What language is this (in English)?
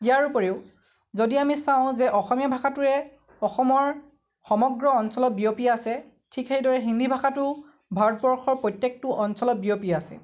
Assamese